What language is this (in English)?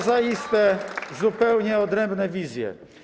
Polish